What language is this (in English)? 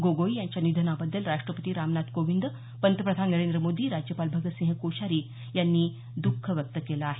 Marathi